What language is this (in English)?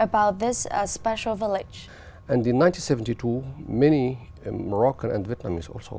Vietnamese